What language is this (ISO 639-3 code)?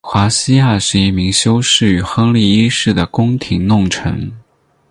zho